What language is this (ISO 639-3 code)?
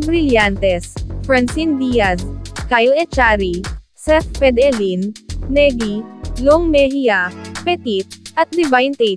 fil